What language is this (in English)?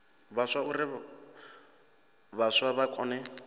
Venda